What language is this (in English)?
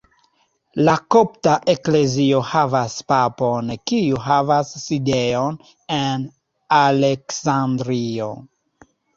Esperanto